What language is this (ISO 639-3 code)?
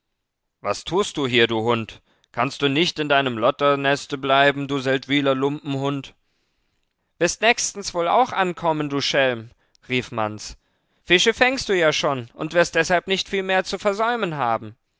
deu